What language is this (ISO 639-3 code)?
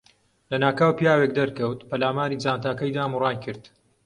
ckb